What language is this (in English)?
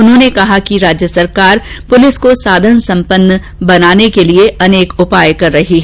Hindi